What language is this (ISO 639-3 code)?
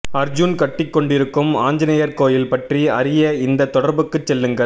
tam